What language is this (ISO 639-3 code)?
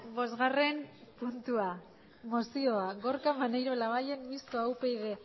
eus